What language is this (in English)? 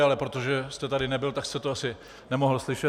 Czech